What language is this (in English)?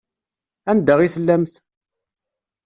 Kabyle